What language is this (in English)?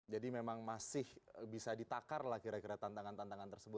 Indonesian